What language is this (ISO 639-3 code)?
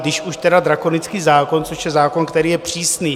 ces